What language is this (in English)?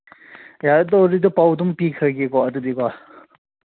Manipuri